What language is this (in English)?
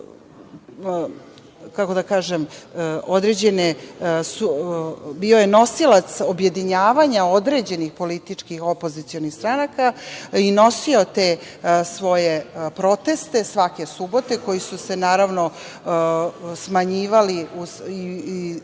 Serbian